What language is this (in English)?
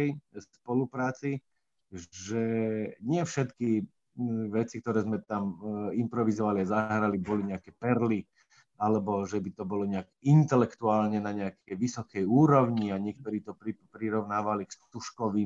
Slovak